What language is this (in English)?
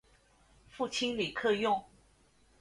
Chinese